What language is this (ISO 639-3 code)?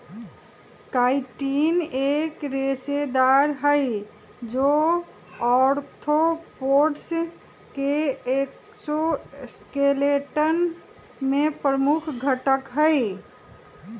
mag